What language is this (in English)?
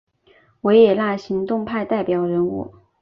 Chinese